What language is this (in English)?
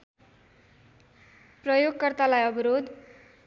Nepali